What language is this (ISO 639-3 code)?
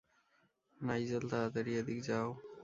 ben